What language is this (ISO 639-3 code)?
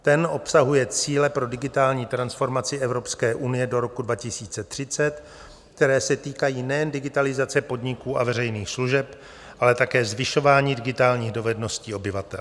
ces